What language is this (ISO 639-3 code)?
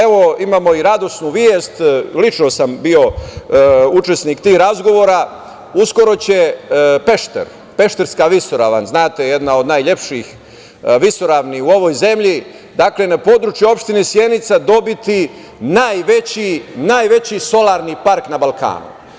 srp